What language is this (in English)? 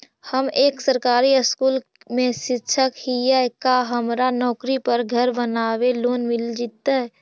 Magahi